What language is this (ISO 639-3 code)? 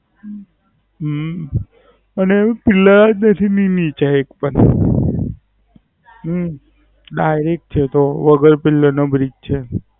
guj